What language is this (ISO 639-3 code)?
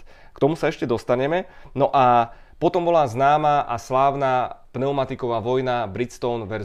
ces